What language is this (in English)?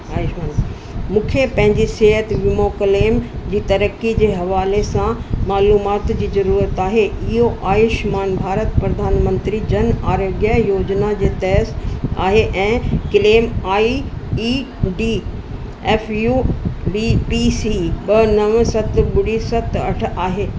Sindhi